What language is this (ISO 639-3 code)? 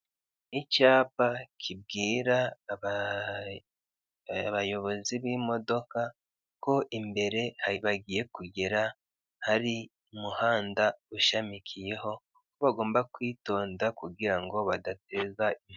kin